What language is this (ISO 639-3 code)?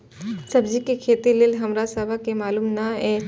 mai